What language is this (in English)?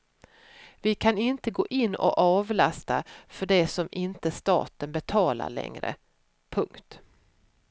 Swedish